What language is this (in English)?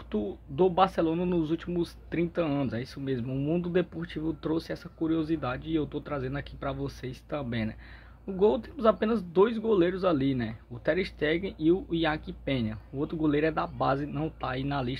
Portuguese